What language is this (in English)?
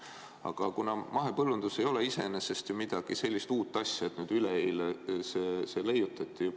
Estonian